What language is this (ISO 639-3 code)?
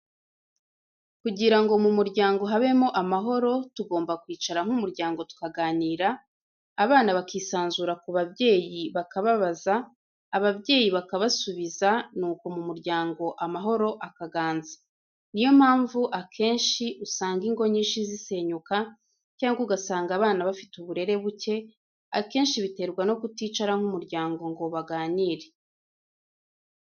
kin